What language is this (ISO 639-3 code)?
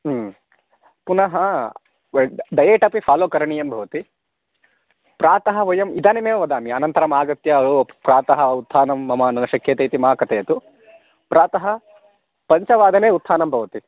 san